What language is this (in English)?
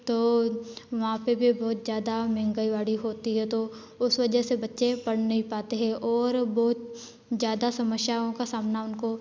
Hindi